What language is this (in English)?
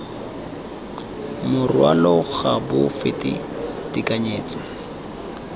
Tswana